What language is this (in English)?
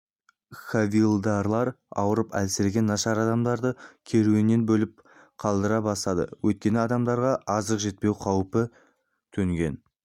Kazakh